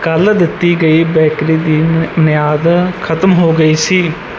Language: Punjabi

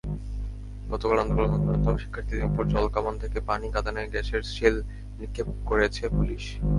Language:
Bangla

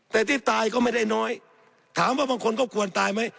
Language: Thai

